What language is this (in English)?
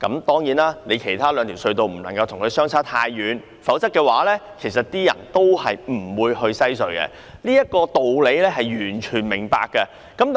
Cantonese